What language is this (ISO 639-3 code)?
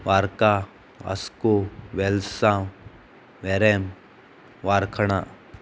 kok